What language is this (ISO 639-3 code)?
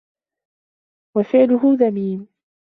ara